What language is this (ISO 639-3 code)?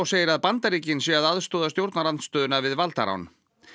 isl